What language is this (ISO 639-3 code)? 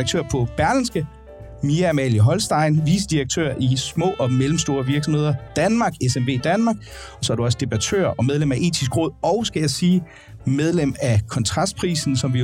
dan